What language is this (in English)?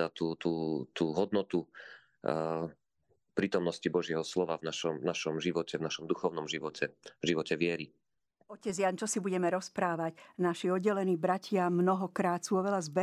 Slovak